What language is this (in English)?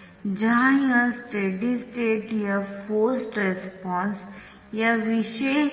Hindi